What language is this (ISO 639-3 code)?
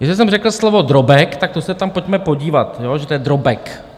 ces